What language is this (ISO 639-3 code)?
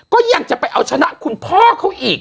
tha